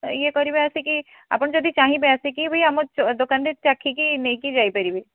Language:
Odia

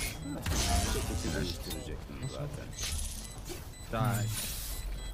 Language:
Turkish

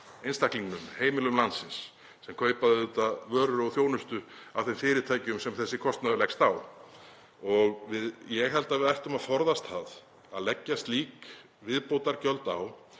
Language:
Icelandic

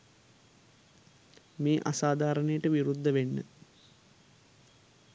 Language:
Sinhala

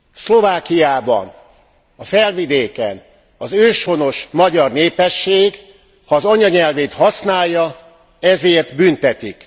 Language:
Hungarian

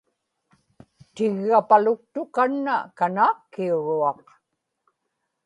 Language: Inupiaq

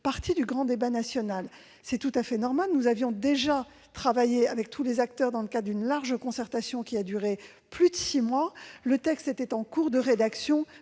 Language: French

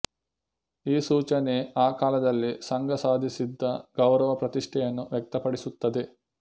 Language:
Kannada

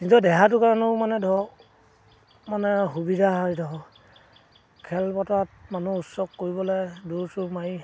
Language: Assamese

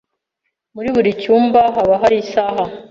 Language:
Kinyarwanda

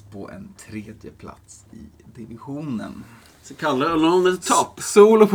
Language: Swedish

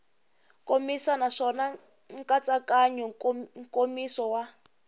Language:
Tsonga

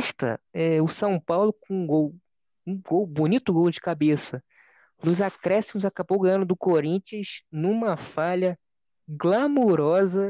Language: Portuguese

